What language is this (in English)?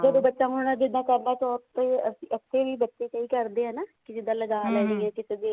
Punjabi